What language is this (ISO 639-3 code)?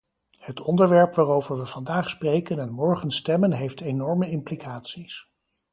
nld